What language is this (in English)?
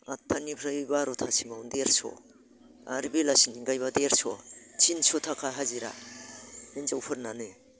Bodo